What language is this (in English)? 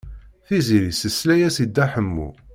Kabyle